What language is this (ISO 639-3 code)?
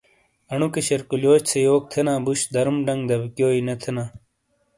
scl